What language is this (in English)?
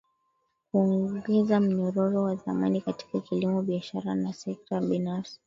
Swahili